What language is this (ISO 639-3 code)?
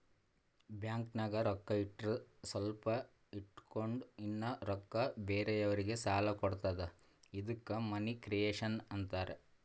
kan